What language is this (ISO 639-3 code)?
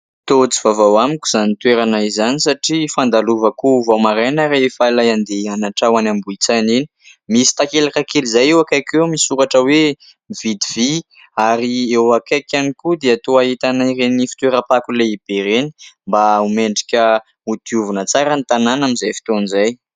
mlg